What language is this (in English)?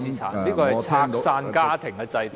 Cantonese